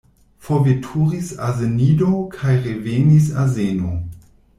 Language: Esperanto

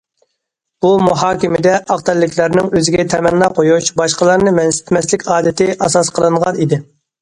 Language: Uyghur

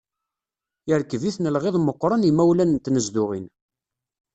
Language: Kabyle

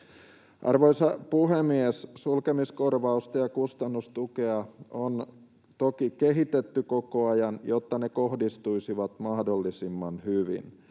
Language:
Finnish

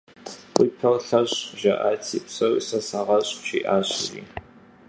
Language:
Kabardian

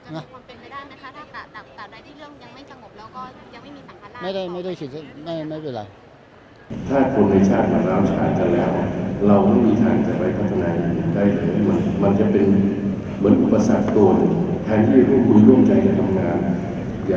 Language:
Thai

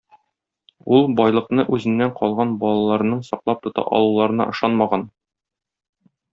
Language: Tatar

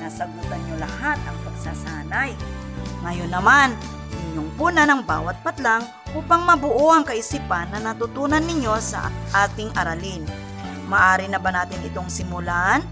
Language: Filipino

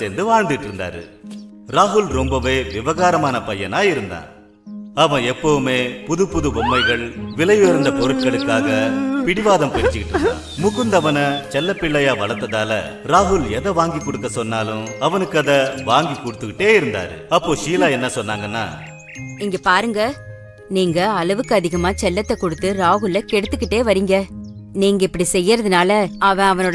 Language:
Tamil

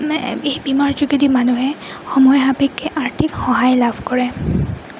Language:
Assamese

